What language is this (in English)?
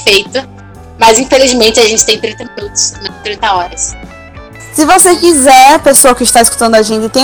Portuguese